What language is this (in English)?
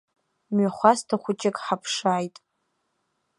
Abkhazian